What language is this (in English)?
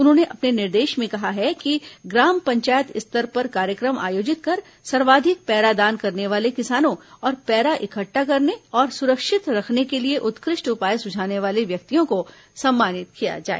Hindi